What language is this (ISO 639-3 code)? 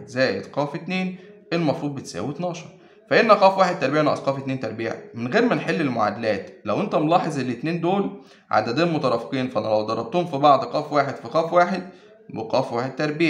ara